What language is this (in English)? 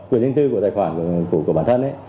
Vietnamese